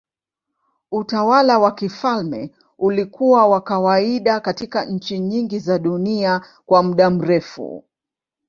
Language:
Swahili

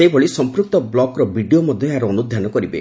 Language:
Odia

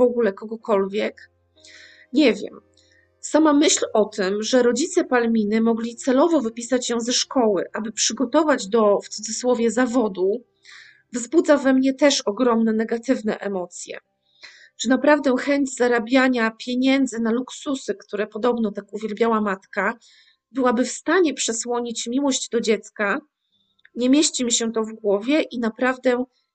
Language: Polish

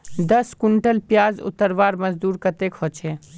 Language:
Magahi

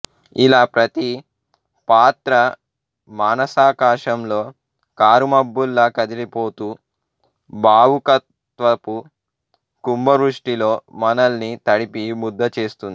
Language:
Telugu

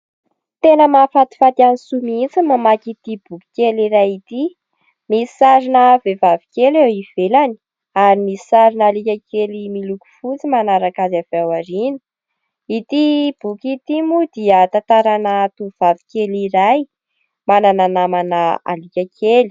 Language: Malagasy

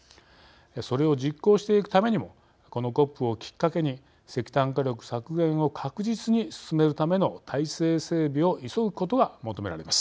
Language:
Japanese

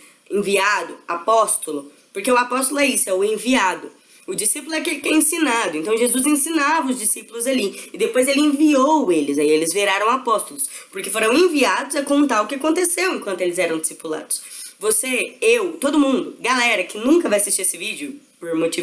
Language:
Portuguese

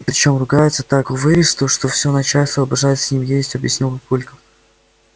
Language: Russian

